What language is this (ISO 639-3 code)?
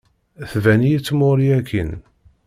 kab